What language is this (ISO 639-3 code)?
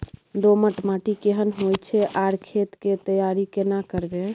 mai